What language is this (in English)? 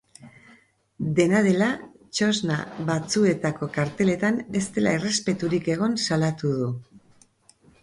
Basque